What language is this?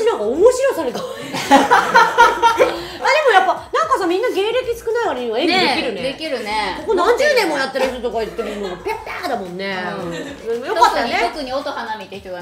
Japanese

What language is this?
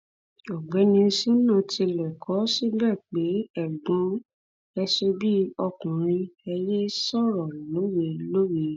Yoruba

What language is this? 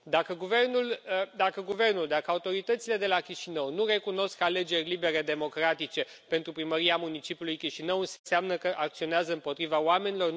Romanian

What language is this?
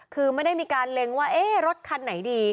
Thai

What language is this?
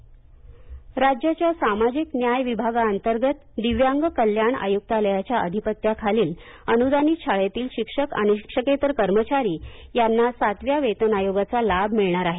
Marathi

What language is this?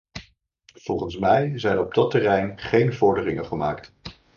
Dutch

